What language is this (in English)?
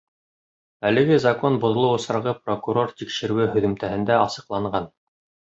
Bashkir